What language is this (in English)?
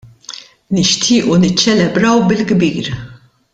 Maltese